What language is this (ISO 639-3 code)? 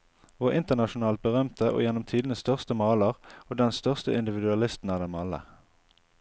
nor